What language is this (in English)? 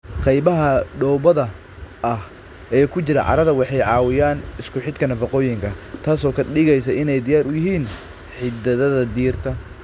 Somali